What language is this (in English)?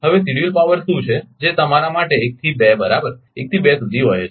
Gujarati